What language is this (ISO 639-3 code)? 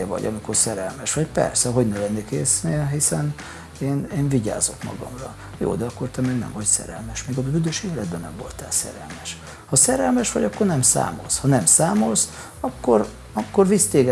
hun